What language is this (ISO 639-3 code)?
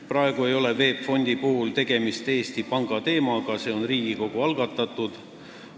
est